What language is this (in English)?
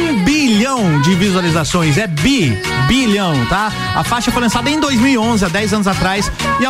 Portuguese